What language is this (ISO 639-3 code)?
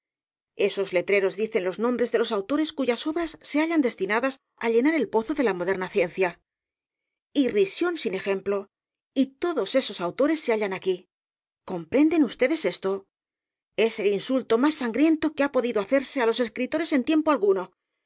spa